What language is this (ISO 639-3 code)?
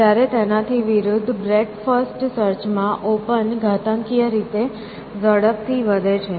guj